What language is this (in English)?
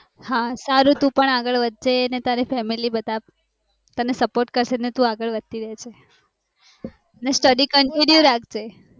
Gujarati